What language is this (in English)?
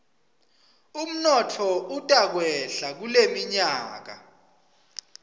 Swati